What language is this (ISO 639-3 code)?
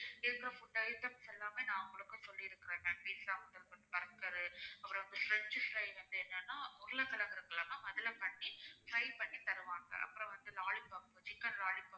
tam